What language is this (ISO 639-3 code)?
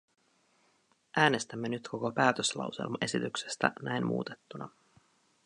fin